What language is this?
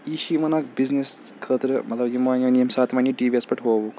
Kashmiri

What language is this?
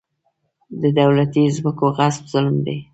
Pashto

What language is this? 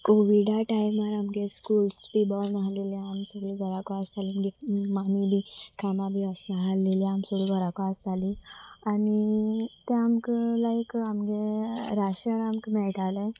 Konkani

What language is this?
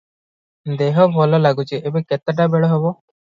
Odia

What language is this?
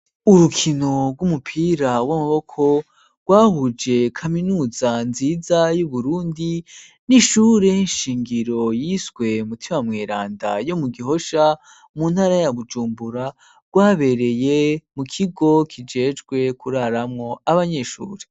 Rundi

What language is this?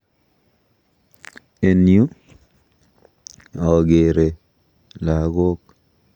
Kalenjin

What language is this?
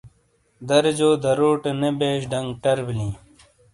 Shina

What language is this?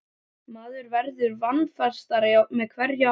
Icelandic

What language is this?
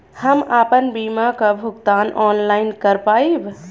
Bhojpuri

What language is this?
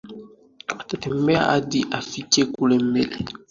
Swahili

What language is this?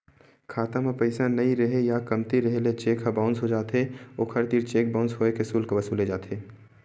Chhattisgarhi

